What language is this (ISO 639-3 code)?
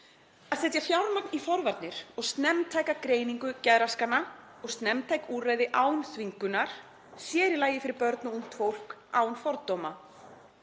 isl